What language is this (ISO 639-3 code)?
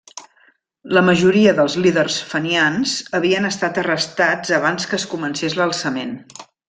cat